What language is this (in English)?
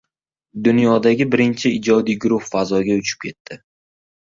Uzbek